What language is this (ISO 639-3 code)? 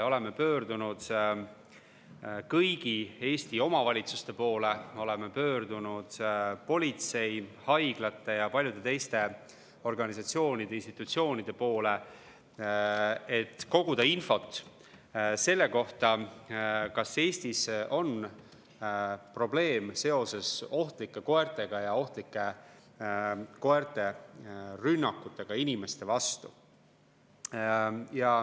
est